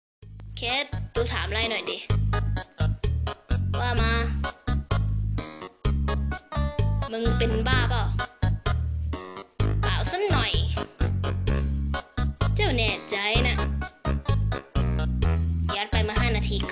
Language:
Thai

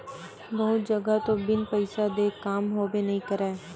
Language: Chhattisgarhi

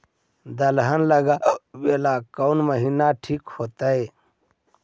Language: Magahi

